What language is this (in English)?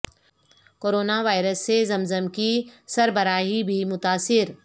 Urdu